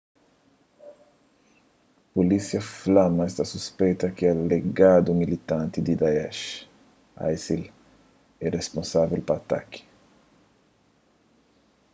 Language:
Kabuverdianu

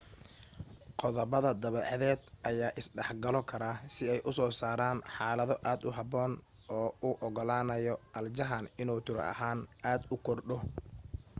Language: Somali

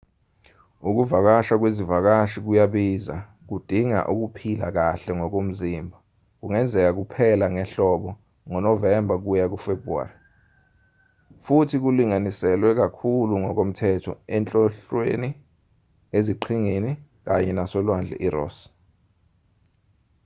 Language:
Zulu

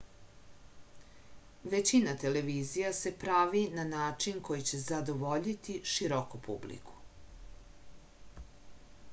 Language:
Serbian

